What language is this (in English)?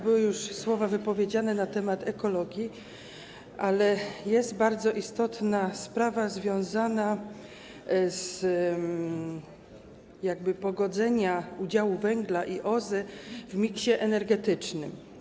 Polish